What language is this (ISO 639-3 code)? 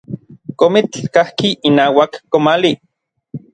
nlv